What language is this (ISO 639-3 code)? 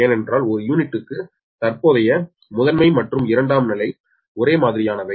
tam